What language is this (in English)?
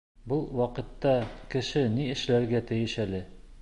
Bashkir